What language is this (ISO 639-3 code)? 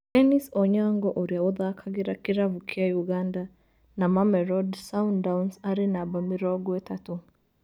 kik